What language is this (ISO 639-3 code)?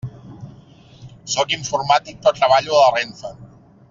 cat